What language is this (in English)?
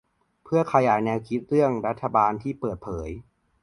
Thai